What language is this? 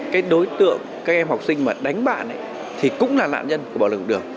Vietnamese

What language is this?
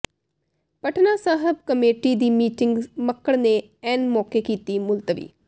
Punjabi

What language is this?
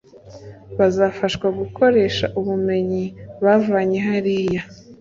Kinyarwanda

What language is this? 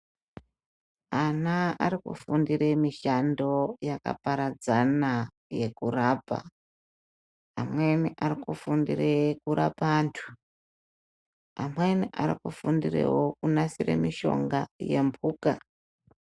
Ndau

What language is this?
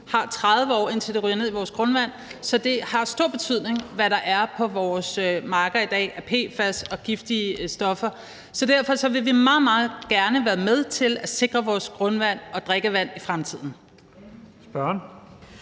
Danish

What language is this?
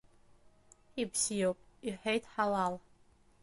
Abkhazian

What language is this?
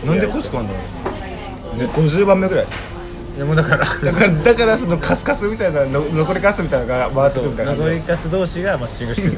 Japanese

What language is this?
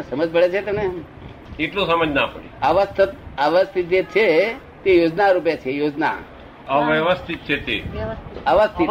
Gujarati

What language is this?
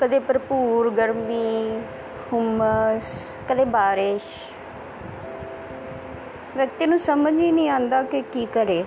Punjabi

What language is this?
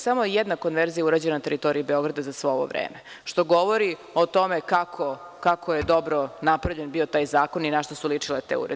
Serbian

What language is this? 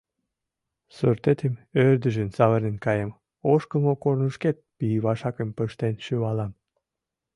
Mari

